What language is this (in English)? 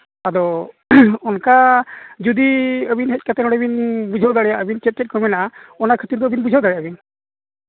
Santali